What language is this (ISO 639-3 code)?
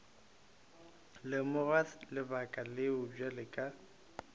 nso